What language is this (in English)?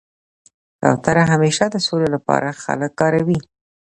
Pashto